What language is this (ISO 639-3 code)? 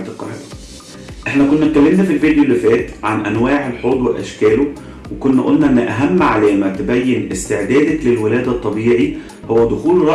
ara